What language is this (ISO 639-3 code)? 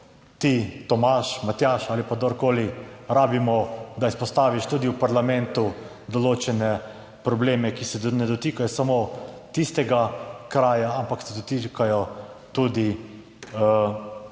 slv